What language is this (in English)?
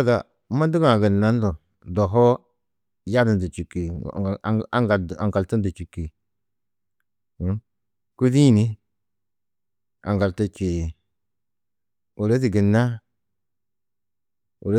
Tedaga